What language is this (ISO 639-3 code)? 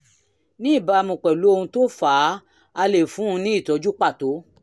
yor